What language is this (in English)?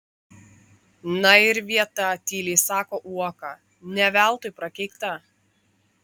Lithuanian